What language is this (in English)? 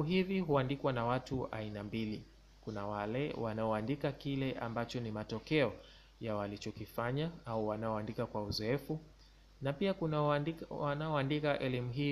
Swahili